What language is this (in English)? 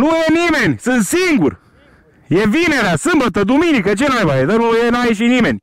Romanian